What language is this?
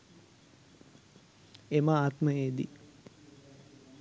Sinhala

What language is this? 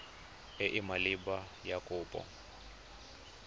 Tswana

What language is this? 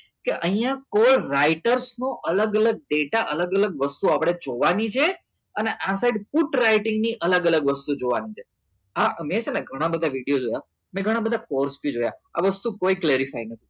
Gujarati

